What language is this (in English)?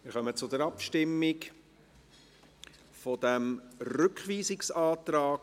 Swiss German